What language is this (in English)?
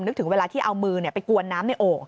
Thai